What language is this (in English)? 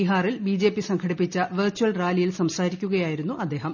Malayalam